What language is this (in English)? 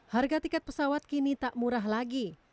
Indonesian